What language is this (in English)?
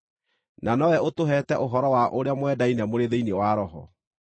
Kikuyu